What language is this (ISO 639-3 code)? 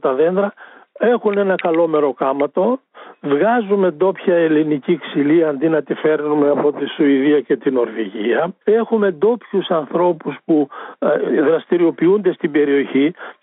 ell